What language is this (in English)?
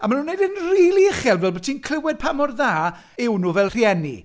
Welsh